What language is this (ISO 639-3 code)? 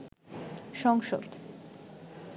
ben